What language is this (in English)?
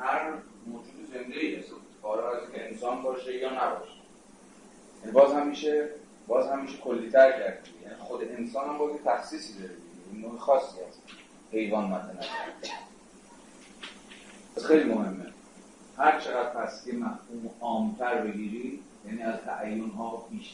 Persian